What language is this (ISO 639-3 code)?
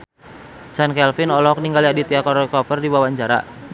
sun